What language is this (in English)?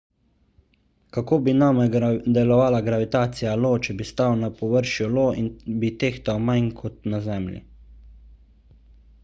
Slovenian